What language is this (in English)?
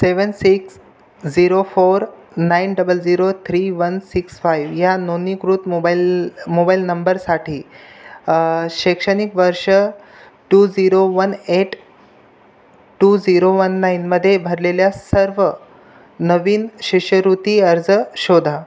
Marathi